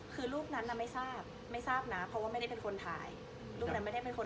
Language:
Thai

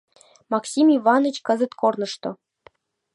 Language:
Mari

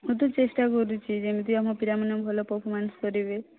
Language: Odia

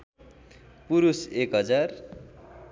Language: Nepali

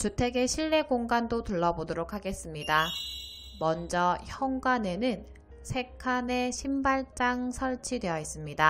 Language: Korean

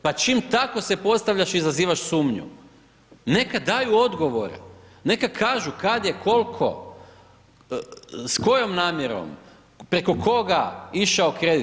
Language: Croatian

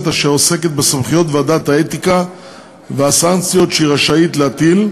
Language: Hebrew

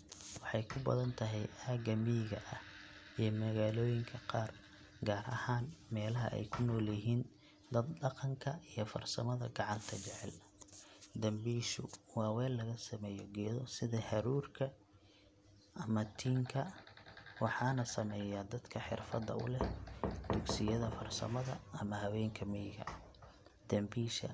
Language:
Somali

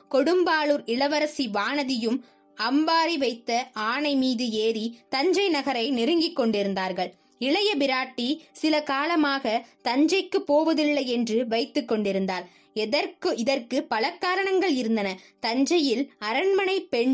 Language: Tamil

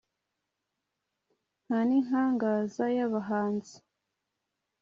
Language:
Kinyarwanda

